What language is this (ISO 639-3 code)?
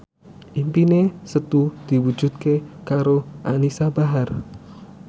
jav